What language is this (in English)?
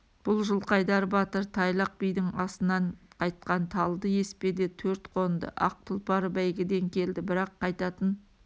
Kazakh